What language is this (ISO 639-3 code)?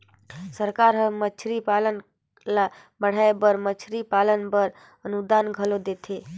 hne